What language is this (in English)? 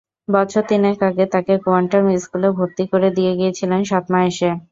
Bangla